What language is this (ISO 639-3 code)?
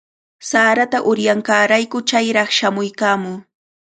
qvl